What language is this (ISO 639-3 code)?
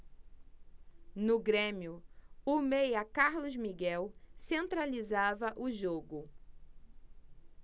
por